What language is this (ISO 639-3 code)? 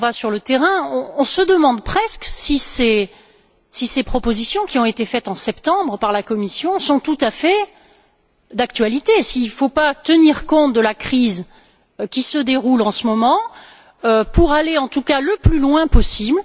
fra